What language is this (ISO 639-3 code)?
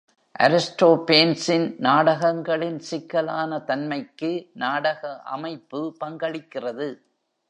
tam